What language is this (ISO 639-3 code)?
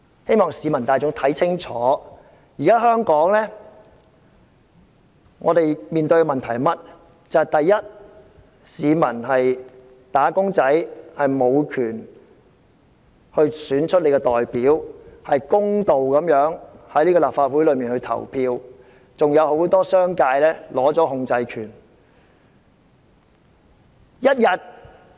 yue